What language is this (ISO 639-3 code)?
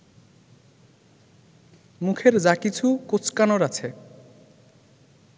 ben